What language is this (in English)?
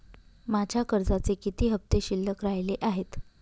Marathi